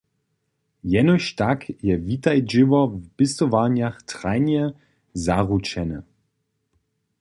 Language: Upper Sorbian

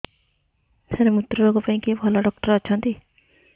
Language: Odia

